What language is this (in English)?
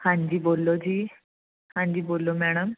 Punjabi